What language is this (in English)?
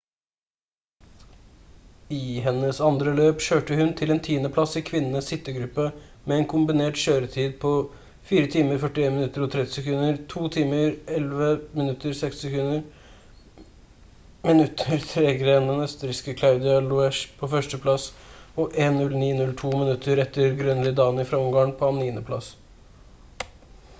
Norwegian Bokmål